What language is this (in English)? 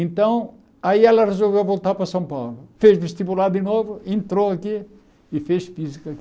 Portuguese